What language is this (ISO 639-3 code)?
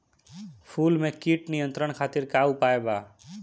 bho